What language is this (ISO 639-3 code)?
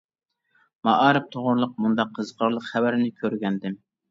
uig